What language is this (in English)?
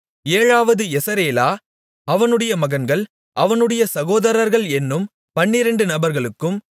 Tamil